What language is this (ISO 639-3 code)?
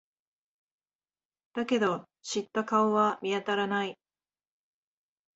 jpn